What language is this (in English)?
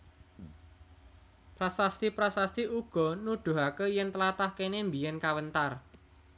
Javanese